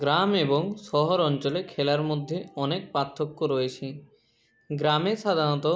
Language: Bangla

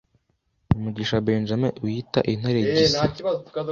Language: Kinyarwanda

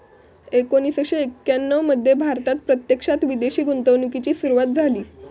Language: Marathi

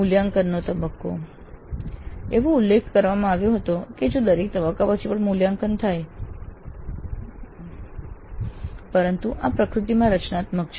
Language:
Gujarati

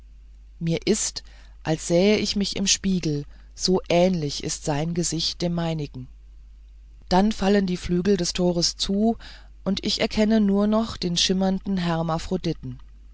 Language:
German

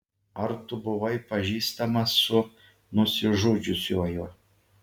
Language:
Lithuanian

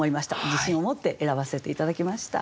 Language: Japanese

